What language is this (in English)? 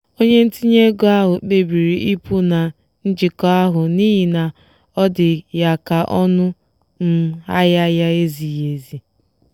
Igbo